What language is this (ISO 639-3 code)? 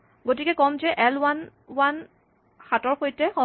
asm